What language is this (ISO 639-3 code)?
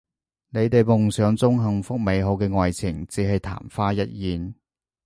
yue